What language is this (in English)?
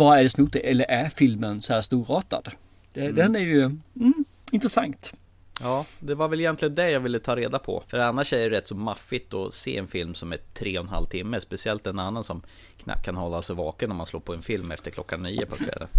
Swedish